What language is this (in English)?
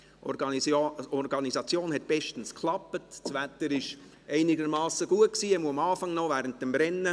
Swiss German